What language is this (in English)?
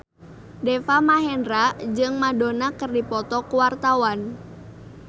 Sundanese